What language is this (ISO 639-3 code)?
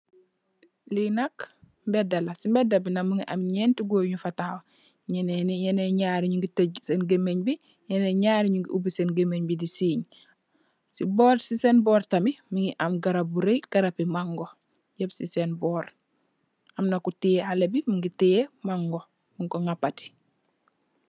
wol